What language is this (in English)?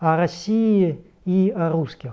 Russian